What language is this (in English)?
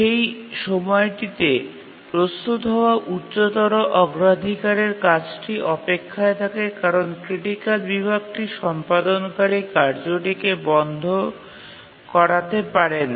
Bangla